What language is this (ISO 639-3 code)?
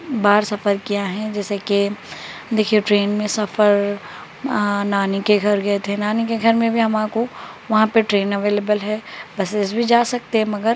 urd